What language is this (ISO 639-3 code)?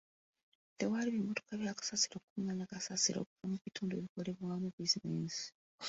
lug